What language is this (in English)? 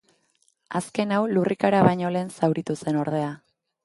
Basque